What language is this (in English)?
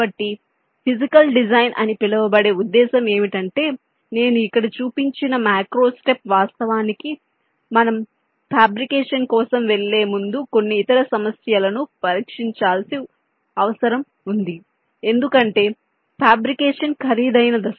Telugu